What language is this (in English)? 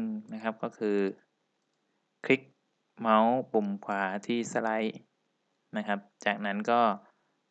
Thai